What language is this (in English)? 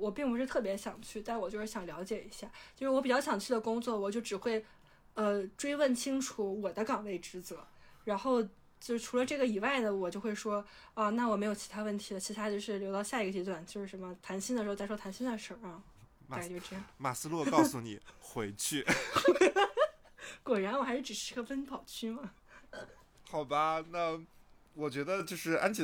Chinese